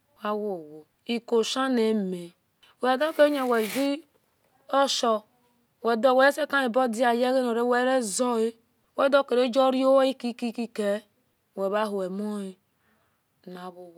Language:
Esan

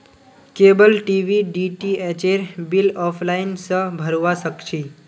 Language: Magahi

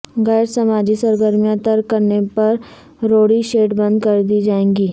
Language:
Urdu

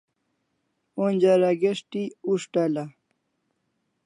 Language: Kalasha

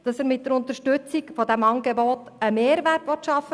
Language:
Swiss German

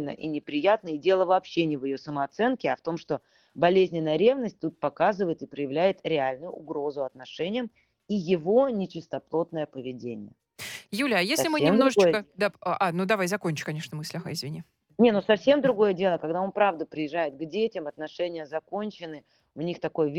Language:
Russian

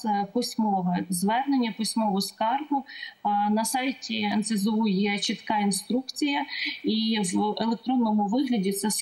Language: Ukrainian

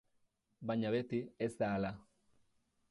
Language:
Basque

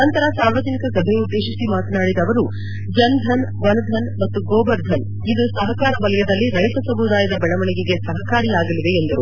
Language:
Kannada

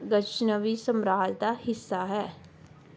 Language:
Punjabi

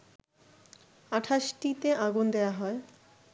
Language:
Bangla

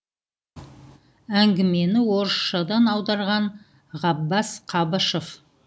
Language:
Kazakh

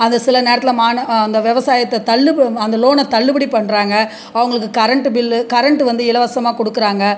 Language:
Tamil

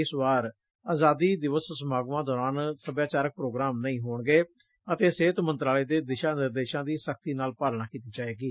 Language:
Punjabi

